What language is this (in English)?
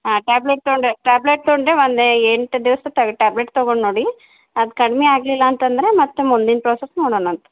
Kannada